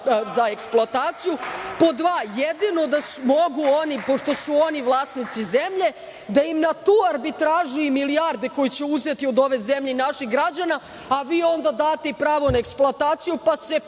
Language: Serbian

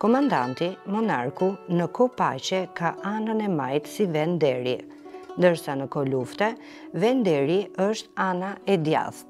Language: Romanian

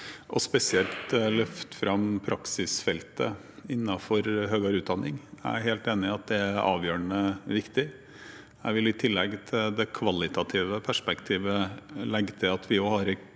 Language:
Norwegian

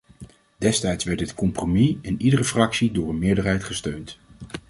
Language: Dutch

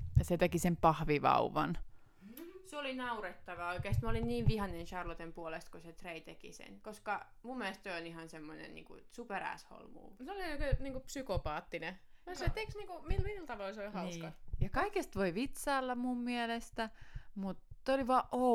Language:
Finnish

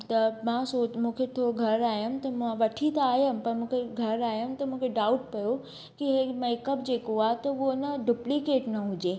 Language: Sindhi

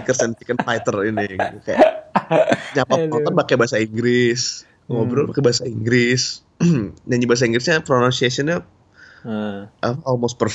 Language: Indonesian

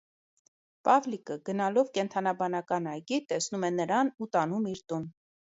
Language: Armenian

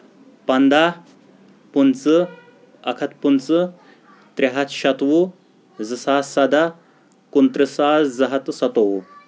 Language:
Kashmiri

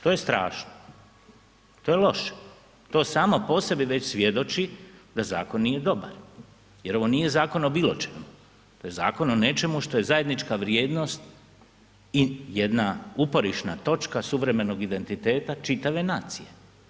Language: Croatian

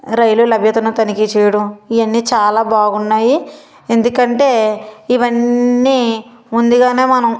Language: Telugu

